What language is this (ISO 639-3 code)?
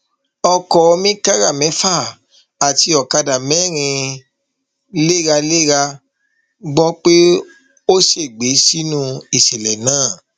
yor